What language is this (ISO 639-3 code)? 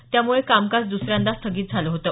mar